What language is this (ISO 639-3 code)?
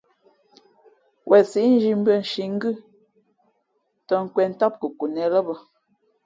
fmp